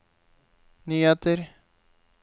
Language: Norwegian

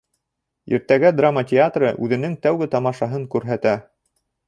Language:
Bashkir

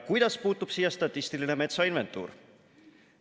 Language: Estonian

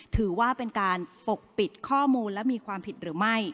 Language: Thai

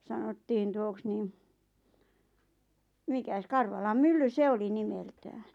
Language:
Finnish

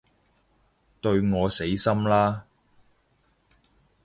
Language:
Cantonese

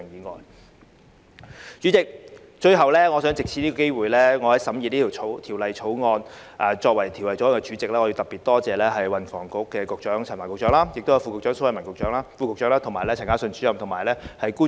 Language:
Cantonese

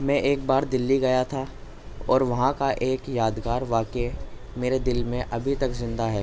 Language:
Urdu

